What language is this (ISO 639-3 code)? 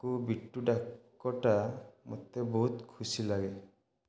ori